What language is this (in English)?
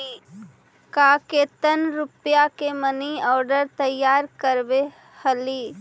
Magahi